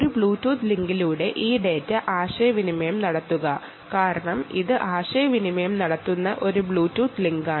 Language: Malayalam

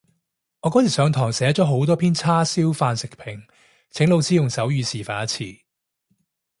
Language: Cantonese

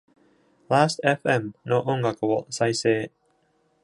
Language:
Japanese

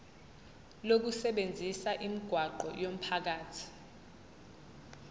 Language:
Zulu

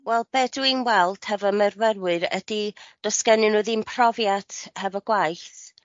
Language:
Welsh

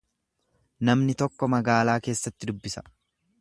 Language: Oromo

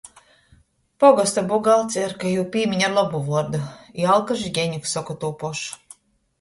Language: Latgalian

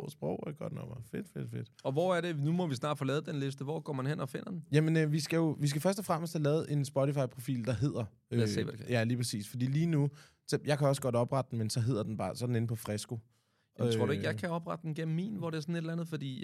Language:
Danish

